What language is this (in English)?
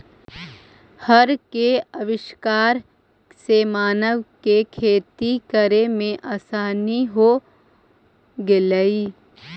Magahi